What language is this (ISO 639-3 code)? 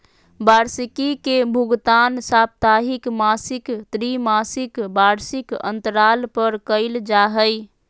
mag